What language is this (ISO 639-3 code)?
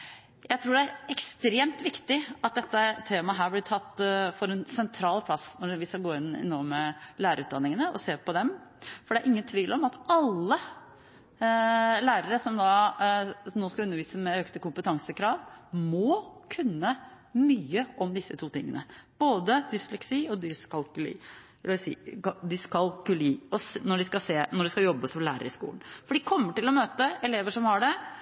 nob